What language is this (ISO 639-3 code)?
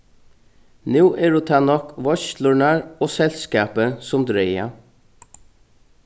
fao